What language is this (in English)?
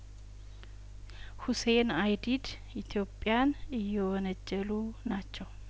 Amharic